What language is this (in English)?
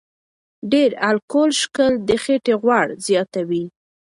Pashto